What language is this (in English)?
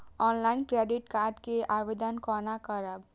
Maithili